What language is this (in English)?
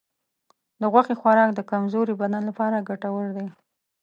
Pashto